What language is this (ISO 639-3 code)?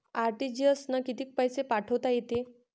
mar